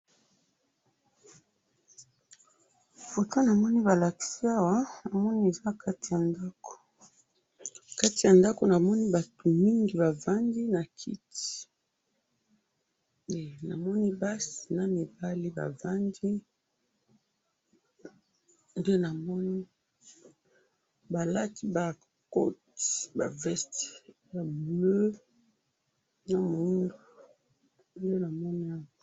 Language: Lingala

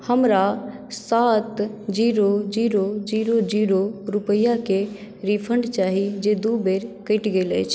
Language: Maithili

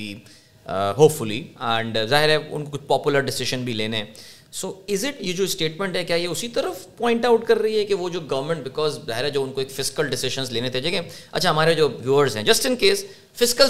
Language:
Urdu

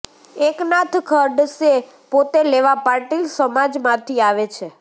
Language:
Gujarati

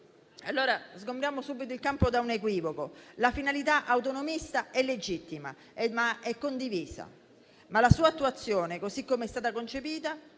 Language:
Italian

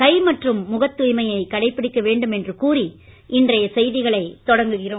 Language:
Tamil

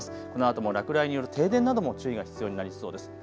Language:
Japanese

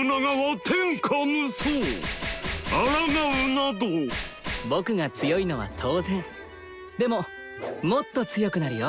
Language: Japanese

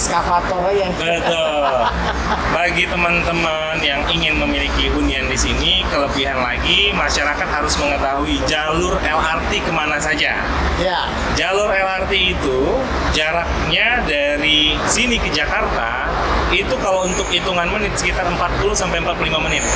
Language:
Indonesian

